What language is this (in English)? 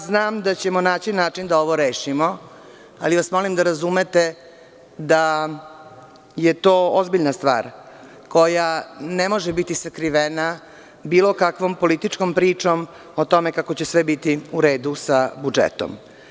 Serbian